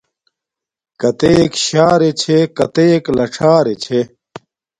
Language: Domaaki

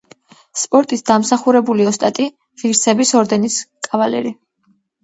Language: Georgian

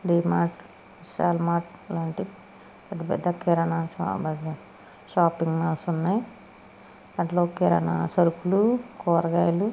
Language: Telugu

